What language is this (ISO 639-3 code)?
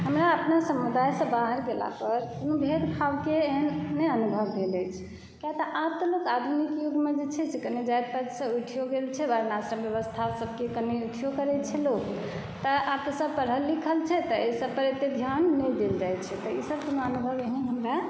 mai